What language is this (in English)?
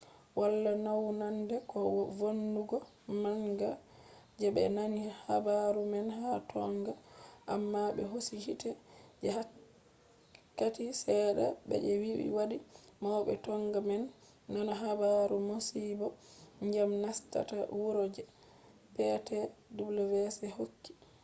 Fula